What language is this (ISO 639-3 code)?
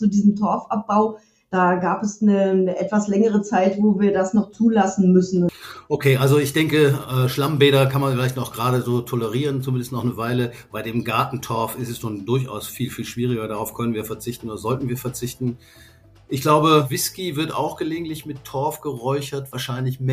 deu